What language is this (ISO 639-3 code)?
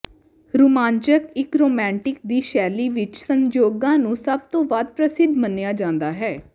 pan